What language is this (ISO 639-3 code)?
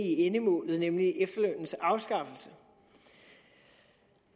dan